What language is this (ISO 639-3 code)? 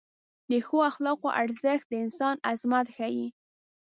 pus